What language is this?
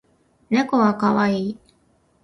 Japanese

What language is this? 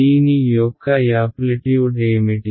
Telugu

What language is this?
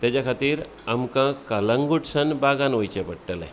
Konkani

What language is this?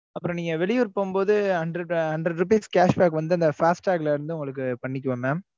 Tamil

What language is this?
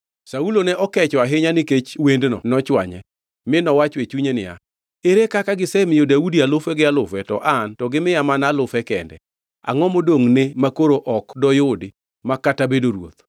Luo (Kenya and Tanzania)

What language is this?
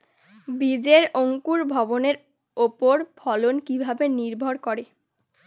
Bangla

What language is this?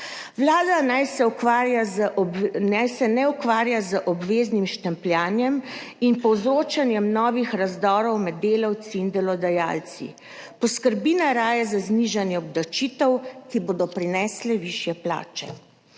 Slovenian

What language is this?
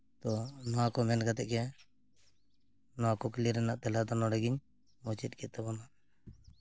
Santali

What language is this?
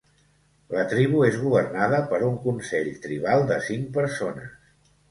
Catalan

